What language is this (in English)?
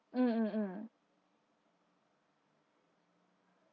English